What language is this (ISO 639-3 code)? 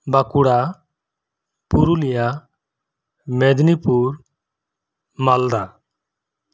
sat